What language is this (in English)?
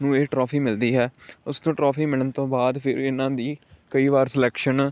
Punjabi